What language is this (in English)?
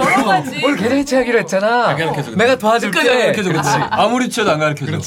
Korean